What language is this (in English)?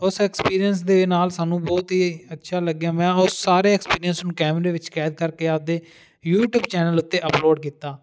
Punjabi